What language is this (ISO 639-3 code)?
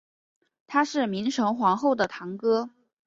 zho